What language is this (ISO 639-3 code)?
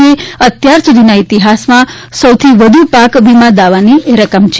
guj